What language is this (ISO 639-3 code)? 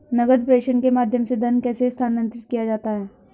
hin